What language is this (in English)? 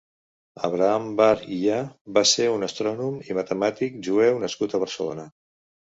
Catalan